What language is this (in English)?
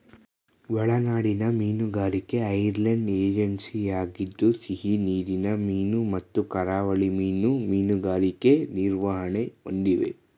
Kannada